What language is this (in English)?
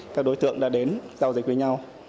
Vietnamese